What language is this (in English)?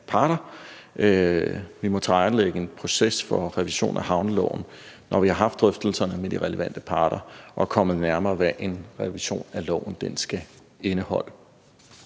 Danish